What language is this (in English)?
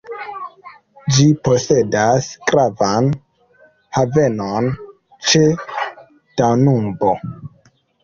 Esperanto